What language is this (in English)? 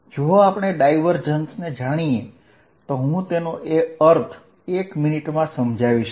Gujarati